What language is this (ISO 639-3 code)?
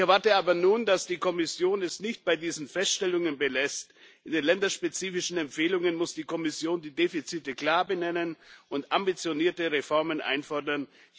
deu